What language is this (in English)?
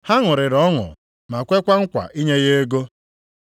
Igbo